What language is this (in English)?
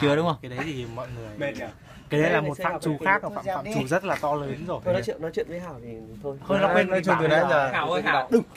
Vietnamese